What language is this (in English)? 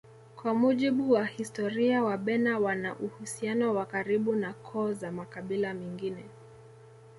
Swahili